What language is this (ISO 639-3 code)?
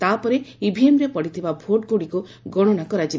ori